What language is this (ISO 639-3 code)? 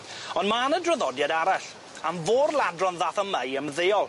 cym